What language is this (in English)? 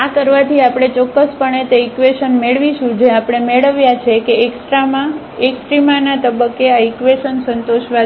Gujarati